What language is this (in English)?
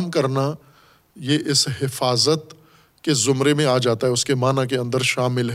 Urdu